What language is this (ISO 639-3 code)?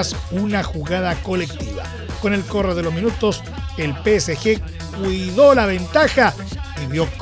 spa